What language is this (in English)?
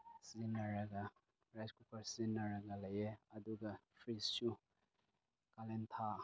Manipuri